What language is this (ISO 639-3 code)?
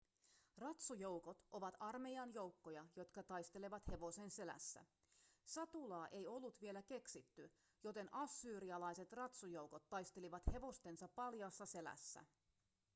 fin